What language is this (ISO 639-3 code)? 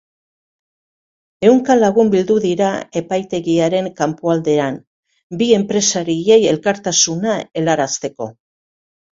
eus